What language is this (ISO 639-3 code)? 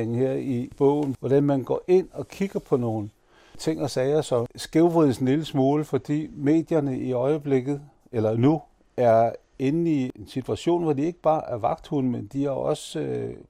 dan